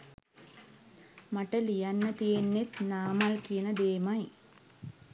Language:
Sinhala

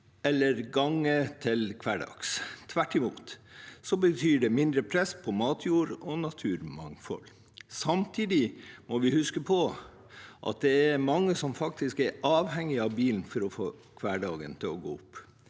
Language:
Norwegian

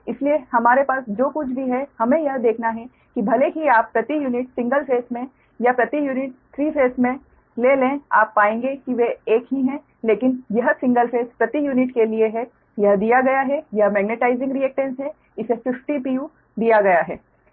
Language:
Hindi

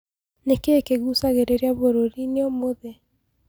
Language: Kikuyu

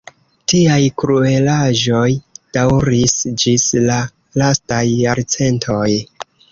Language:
Esperanto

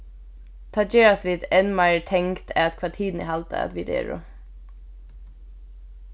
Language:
Faroese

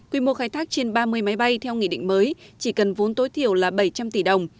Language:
Vietnamese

